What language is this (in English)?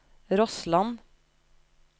Norwegian